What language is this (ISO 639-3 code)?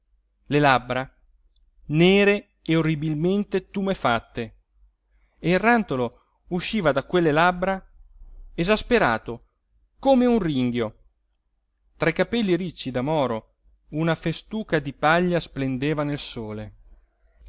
ita